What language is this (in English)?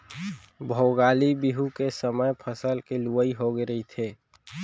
Chhattisgarhi